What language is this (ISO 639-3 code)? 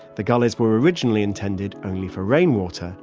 eng